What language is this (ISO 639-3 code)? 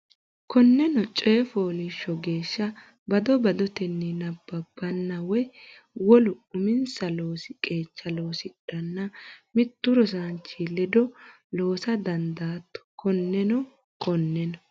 sid